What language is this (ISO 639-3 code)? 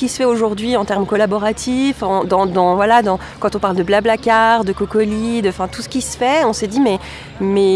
fra